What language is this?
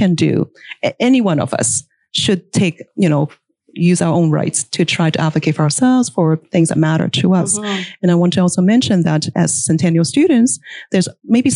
English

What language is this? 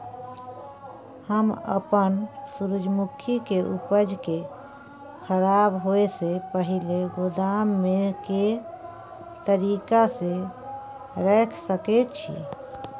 Maithili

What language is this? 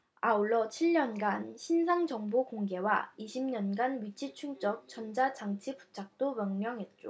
Korean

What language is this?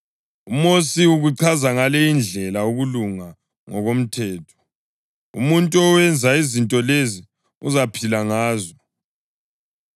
North Ndebele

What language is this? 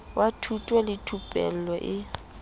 Southern Sotho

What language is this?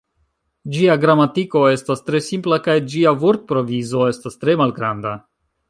Esperanto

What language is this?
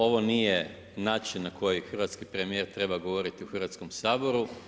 Croatian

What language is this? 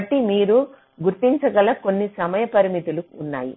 Telugu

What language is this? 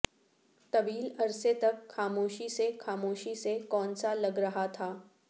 Urdu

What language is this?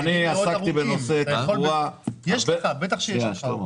Hebrew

